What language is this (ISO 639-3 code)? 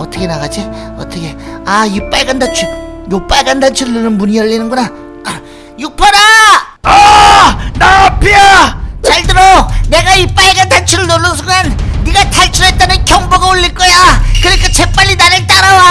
kor